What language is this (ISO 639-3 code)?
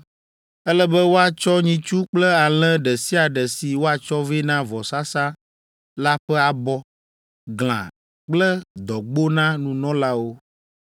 ewe